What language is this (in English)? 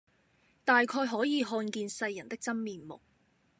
Cantonese